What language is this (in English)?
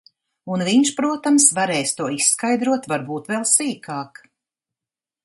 Latvian